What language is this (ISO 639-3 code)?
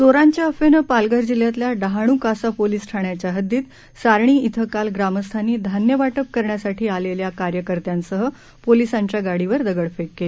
mar